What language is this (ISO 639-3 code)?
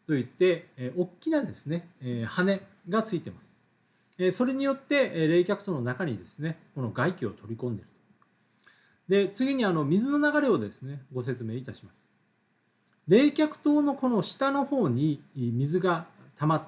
jpn